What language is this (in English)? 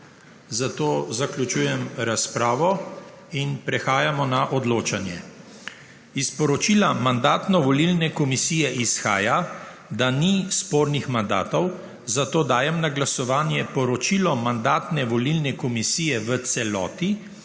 Slovenian